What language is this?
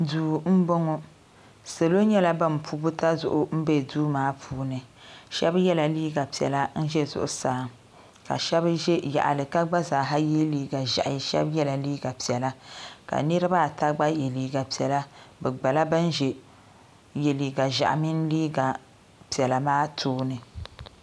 Dagbani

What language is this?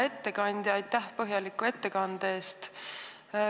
Estonian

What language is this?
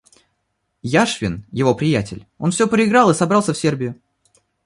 Russian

